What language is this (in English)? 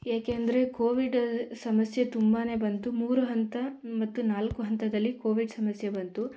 Kannada